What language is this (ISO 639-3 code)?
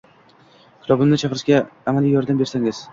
uzb